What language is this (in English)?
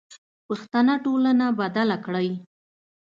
Pashto